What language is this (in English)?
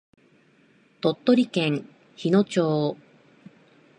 Japanese